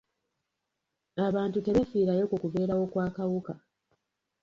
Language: Ganda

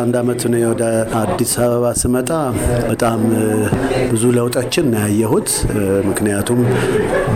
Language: Amharic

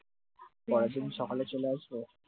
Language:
Bangla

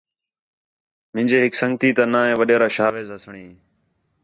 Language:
Khetrani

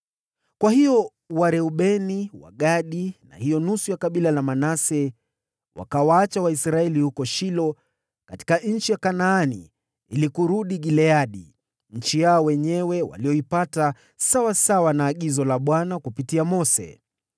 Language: Swahili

